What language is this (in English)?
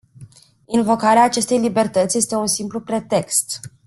Romanian